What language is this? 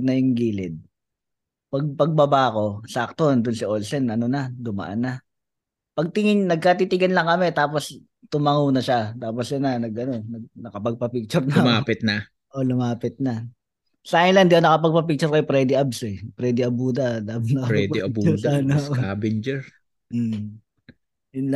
Filipino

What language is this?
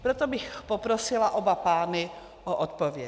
Czech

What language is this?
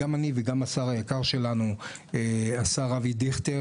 Hebrew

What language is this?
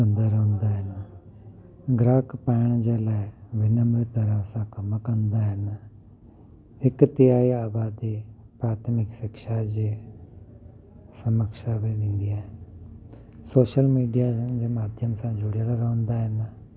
Sindhi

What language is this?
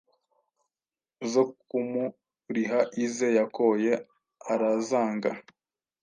Kinyarwanda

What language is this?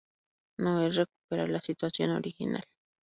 Spanish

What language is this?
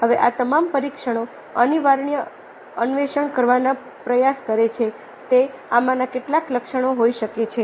Gujarati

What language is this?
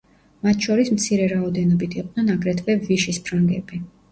Georgian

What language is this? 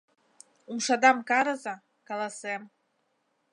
Mari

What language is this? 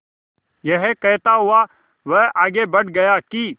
Hindi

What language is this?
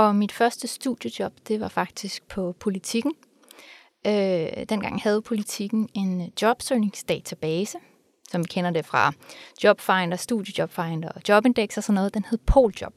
Danish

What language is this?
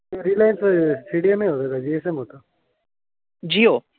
Marathi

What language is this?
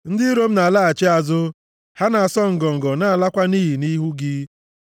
Igbo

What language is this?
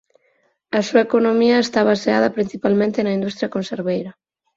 Galician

